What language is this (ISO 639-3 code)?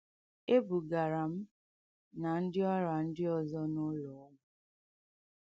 ibo